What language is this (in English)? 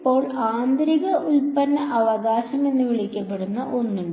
Malayalam